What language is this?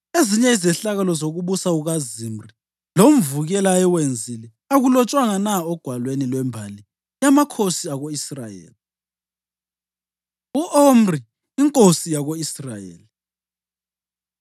North Ndebele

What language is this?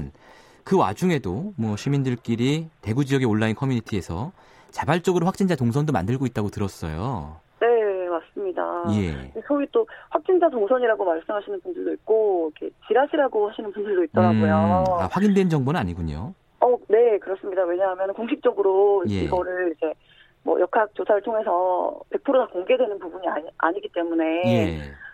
Korean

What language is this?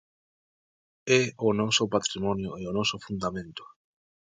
Galician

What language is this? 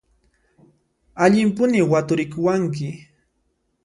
Puno Quechua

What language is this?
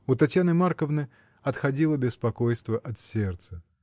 Russian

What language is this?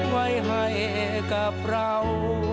Thai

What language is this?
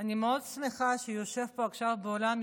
Hebrew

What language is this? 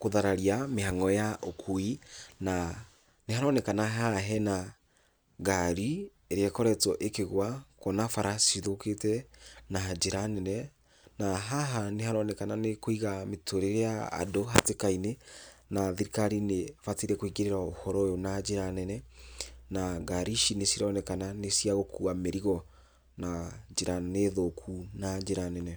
Kikuyu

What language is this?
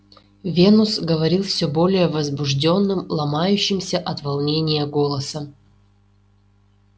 Russian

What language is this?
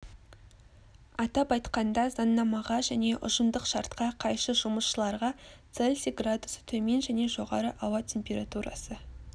Kazakh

